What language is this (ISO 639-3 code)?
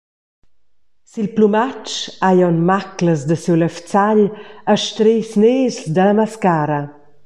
roh